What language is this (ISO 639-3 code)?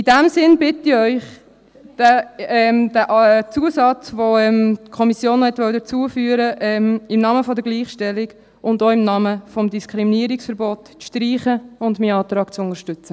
gsw